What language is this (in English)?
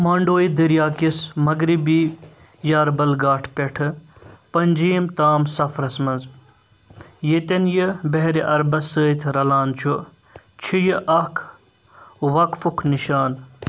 Kashmiri